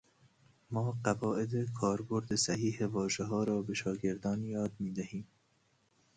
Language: Persian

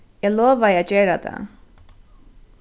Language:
Faroese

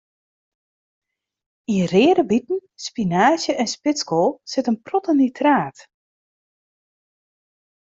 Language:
Western Frisian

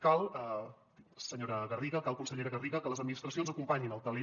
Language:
Catalan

